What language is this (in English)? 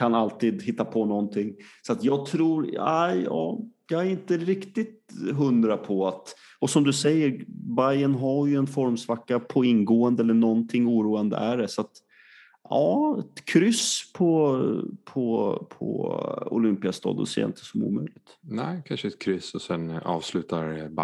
Swedish